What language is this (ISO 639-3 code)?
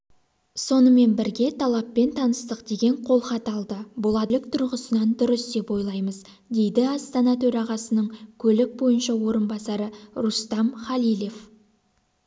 kaz